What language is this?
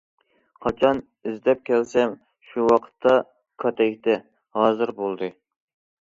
Uyghur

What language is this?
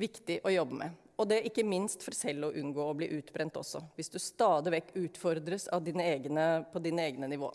Norwegian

